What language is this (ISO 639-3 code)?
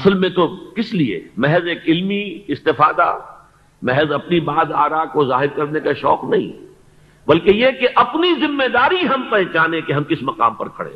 urd